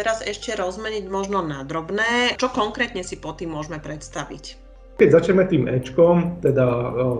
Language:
Slovak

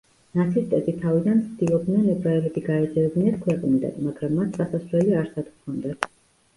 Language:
Georgian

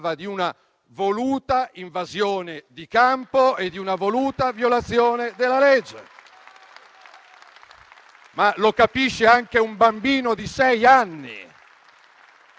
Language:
Italian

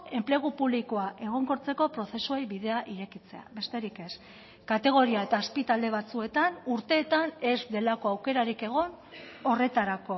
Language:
Basque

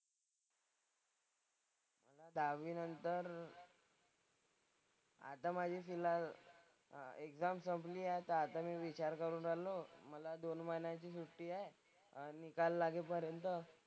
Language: Marathi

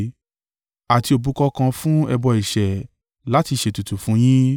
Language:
Yoruba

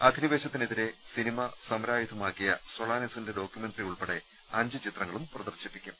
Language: Malayalam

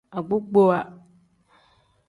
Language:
Tem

